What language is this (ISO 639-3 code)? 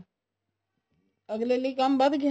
pan